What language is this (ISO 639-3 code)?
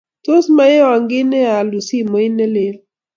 kln